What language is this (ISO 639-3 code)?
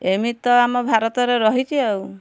ori